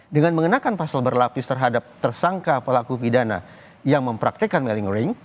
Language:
Indonesian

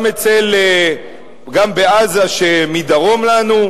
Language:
Hebrew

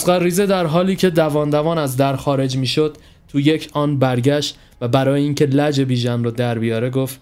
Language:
Persian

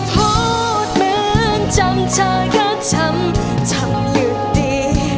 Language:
Thai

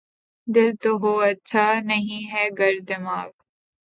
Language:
Urdu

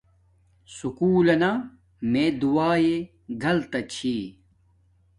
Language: Domaaki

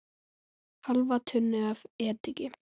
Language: Icelandic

